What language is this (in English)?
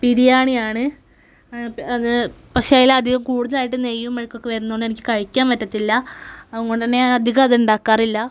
Malayalam